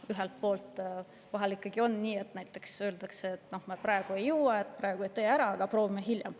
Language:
Estonian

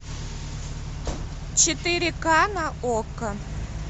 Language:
Russian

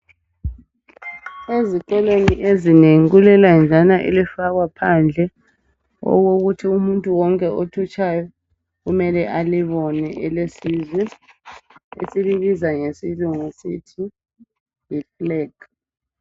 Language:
North Ndebele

